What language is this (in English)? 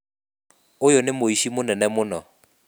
Kikuyu